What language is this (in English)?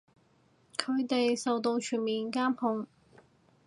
Cantonese